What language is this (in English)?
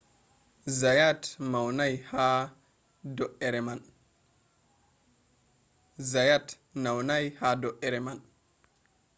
Fula